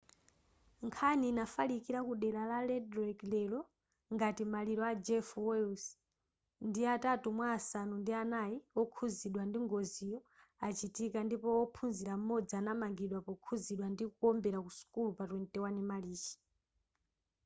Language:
Nyanja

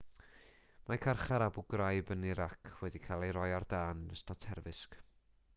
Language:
Welsh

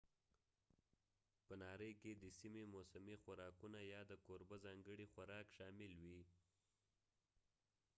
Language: Pashto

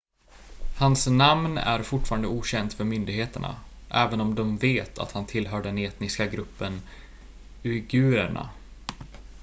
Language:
Swedish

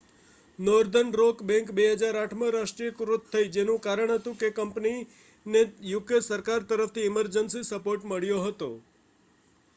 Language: Gujarati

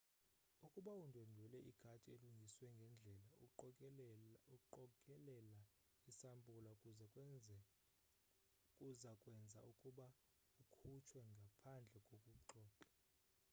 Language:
Xhosa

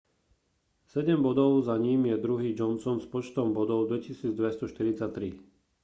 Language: Slovak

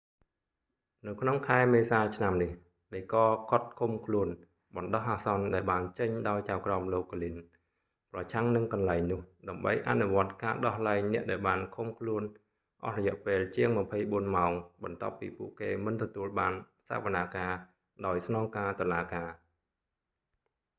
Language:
Khmer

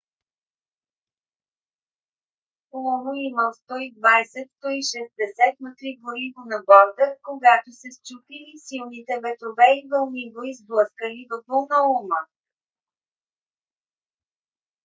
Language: Bulgarian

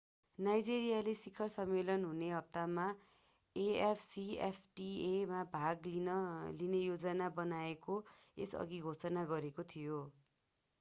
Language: Nepali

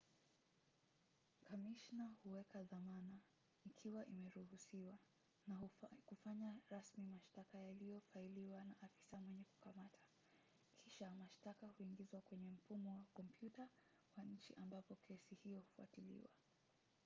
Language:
Swahili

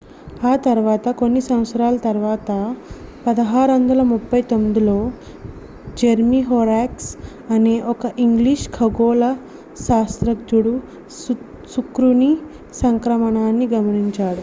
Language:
Telugu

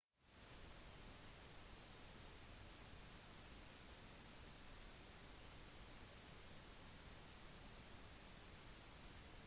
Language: Norwegian Bokmål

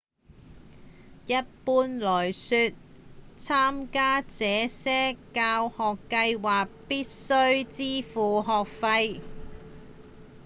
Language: Cantonese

